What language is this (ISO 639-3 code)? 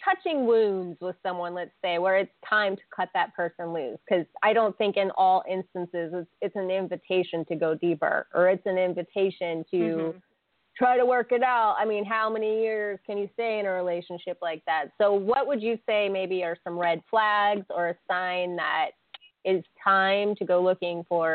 eng